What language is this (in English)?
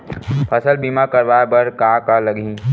Chhattisgarhi